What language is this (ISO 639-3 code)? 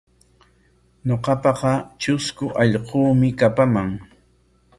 qwa